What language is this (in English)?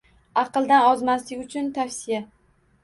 Uzbek